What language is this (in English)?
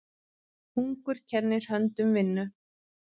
Icelandic